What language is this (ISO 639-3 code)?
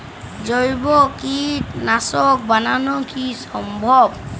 ben